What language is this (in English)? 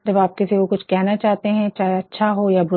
Hindi